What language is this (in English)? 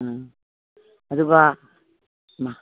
Manipuri